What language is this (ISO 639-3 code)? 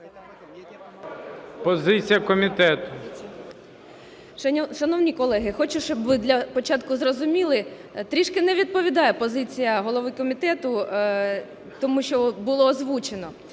ukr